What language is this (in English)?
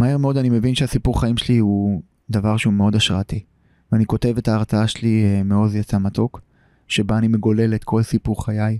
Hebrew